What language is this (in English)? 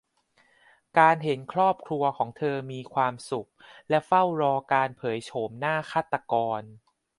Thai